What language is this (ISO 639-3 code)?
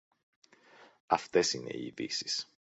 ell